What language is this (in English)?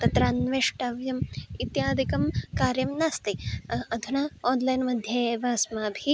Sanskrit